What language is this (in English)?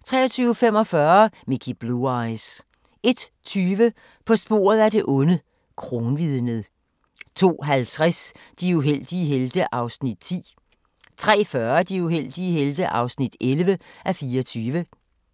Danish